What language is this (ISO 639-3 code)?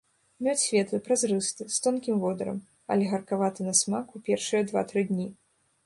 bel